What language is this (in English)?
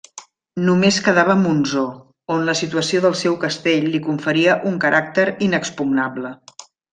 Catalan